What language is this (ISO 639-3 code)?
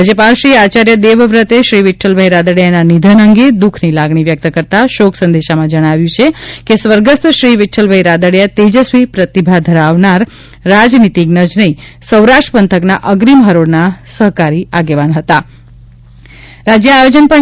guj